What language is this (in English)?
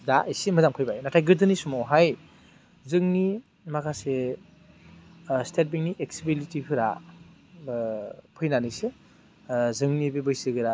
Bodo